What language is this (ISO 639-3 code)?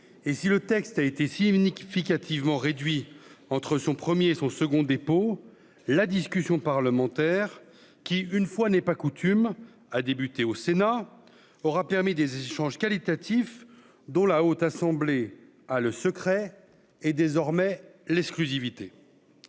fra